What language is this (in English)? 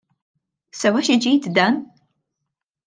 Maltese